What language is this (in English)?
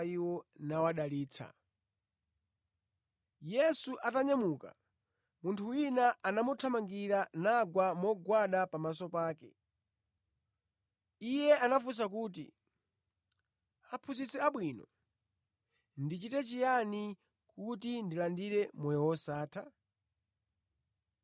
Nyanja